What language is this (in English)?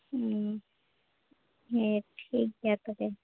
Santali